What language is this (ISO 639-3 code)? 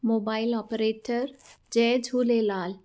snd